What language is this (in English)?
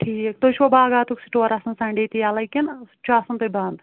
Kashmiri